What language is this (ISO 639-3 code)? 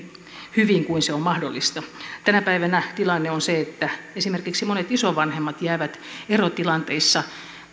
fin